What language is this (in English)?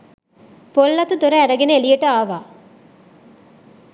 Sinhala